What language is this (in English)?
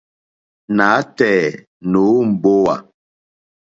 Mokpwe